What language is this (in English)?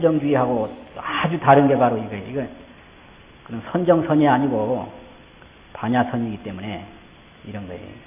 Korean